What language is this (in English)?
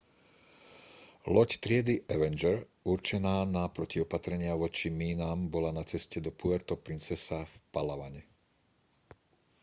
Slovak